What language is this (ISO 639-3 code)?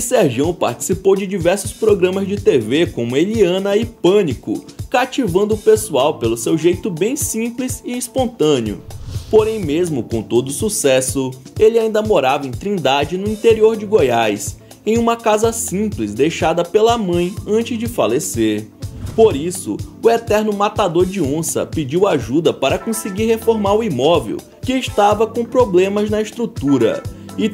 por